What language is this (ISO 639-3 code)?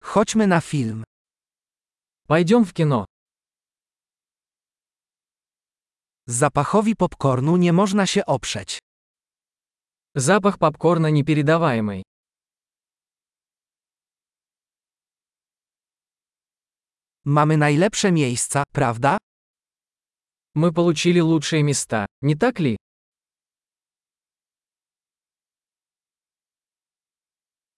pol